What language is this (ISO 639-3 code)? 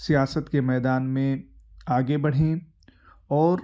urd